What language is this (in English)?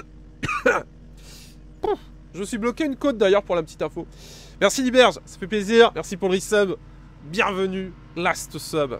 French